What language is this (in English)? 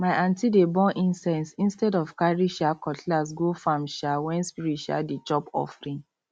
Nigerian Pidgin